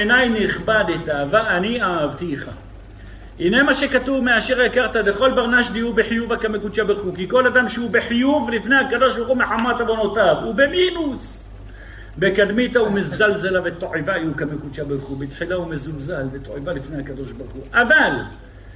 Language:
Hebrew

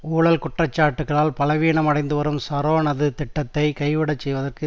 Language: Tamil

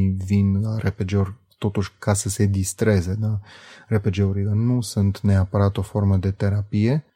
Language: Romanian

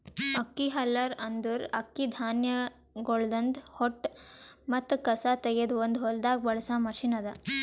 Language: Kannada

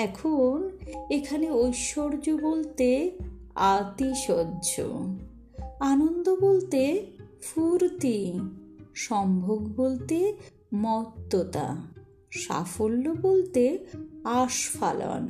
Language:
Bangla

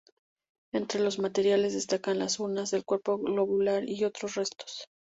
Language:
Spanish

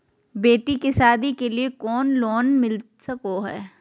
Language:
Magahi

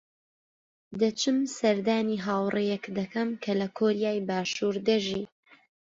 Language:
Central Kurdish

